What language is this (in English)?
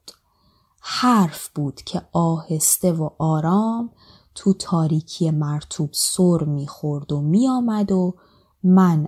Persian